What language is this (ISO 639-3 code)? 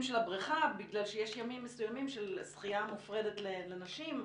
heb